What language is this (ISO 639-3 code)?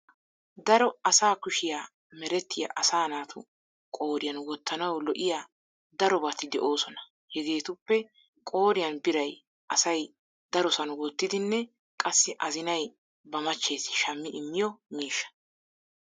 wal